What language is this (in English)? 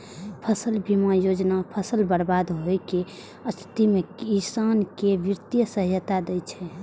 Maithili